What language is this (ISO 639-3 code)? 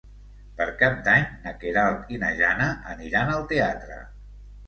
cat